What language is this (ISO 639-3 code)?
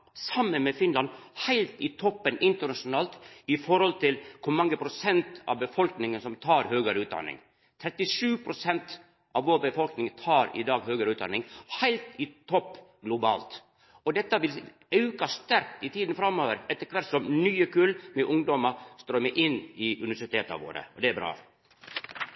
nno